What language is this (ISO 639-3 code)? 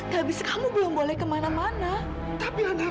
ind